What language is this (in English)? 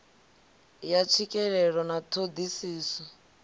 Venda